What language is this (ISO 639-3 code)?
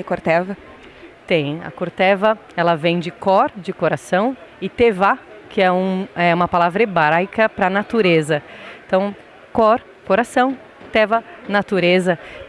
por